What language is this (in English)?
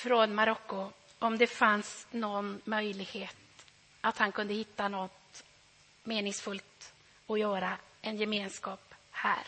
Swedish